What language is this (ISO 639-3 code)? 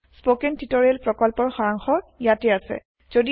asm